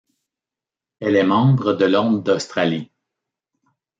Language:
French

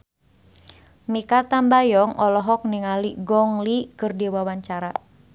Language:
Sundanese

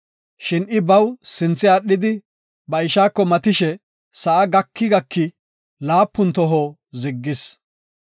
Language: Gofa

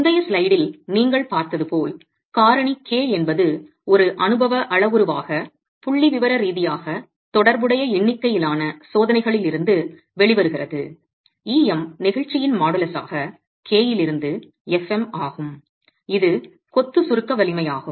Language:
Tamil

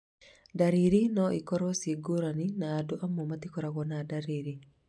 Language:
Kikuyu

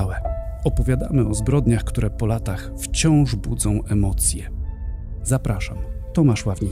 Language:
Polish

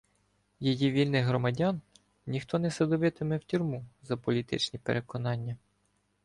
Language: Ukrainian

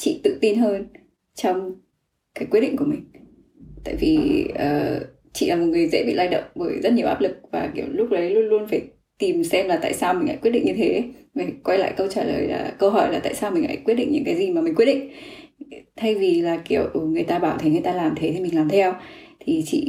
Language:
Vietnamese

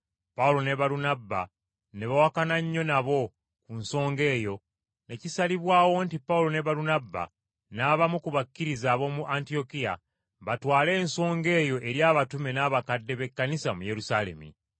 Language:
Ganda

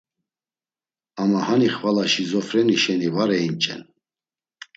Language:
Laz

